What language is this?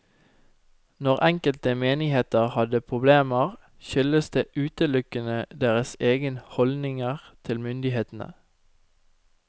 Norwegian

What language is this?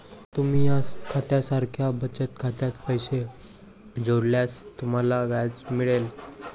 Marathi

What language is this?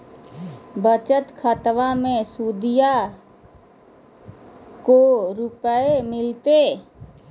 Magahi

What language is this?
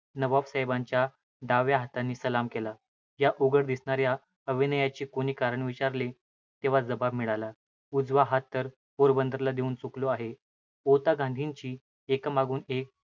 Marathi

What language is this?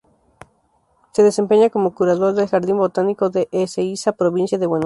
Spanish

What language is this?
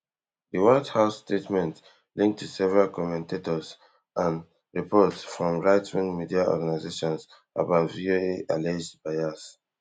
Nigerian Pidgin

